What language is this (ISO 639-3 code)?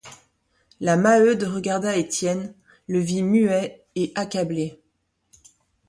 fra